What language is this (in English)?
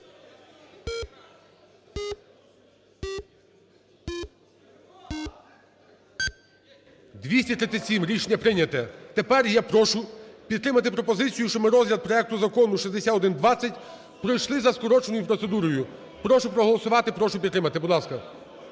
Ukrainian